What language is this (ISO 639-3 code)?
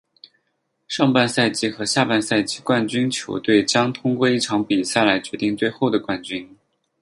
zho